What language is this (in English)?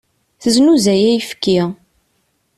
Kabyle